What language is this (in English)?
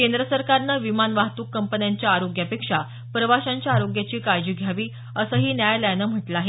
Marathi